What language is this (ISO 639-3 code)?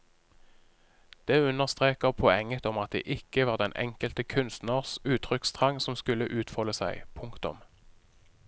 nor